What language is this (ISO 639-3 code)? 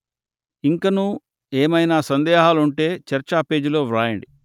tel